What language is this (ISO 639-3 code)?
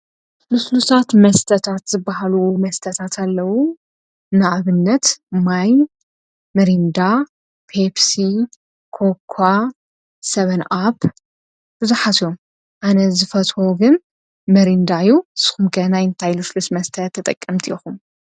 tir